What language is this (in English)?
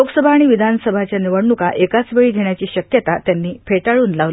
Marathi